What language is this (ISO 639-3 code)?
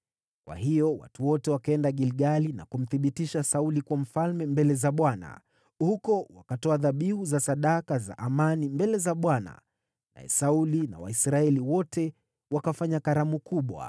swa